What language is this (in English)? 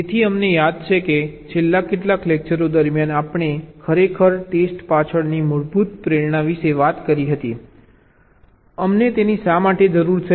Gujarati